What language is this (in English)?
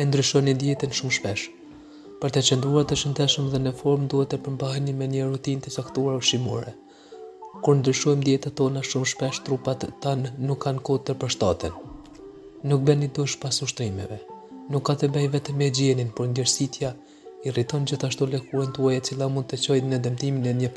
Romanian